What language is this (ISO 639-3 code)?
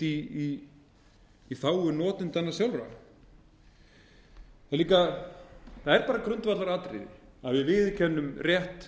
isl